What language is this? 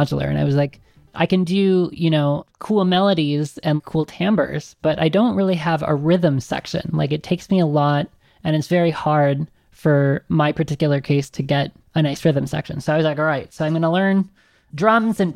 English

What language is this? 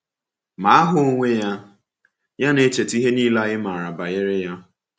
Igbo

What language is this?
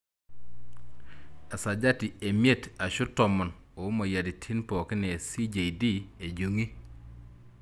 Masai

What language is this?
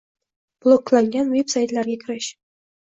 Uzbek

